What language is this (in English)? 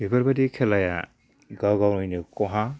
Bodo